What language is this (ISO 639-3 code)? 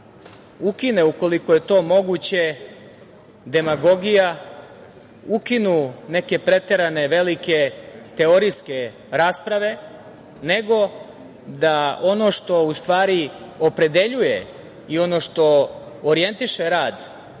srp